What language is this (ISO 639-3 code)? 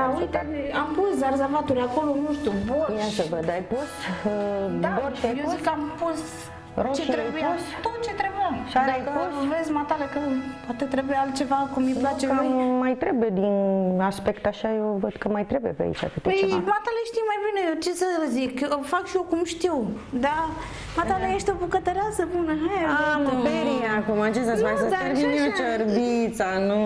ron